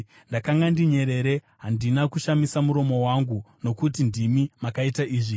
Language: Shona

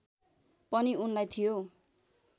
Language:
Nepali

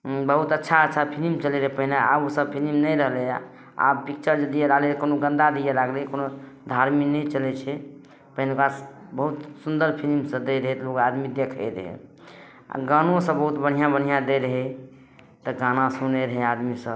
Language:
Maithili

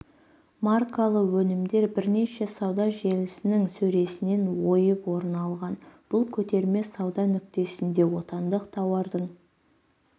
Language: Kazakh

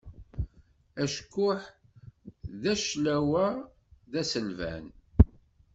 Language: Kabyle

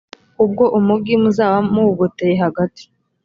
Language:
Kinyarwanda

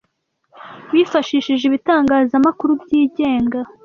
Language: Kinyarwanda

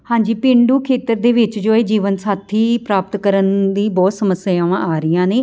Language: Punjabi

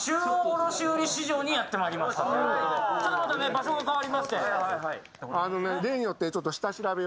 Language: Japanese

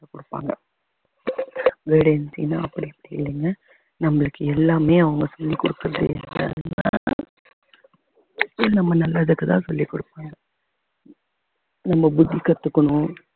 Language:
Tamil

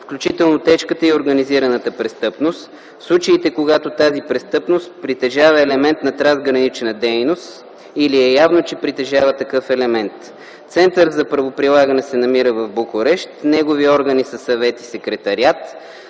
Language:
Bulgarian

